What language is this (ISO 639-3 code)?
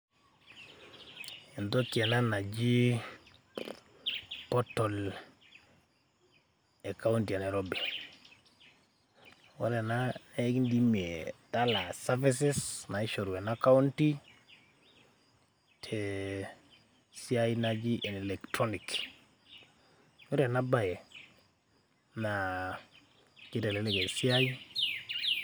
mas